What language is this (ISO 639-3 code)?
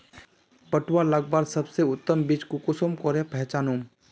mag